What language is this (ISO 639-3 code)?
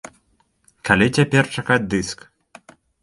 bel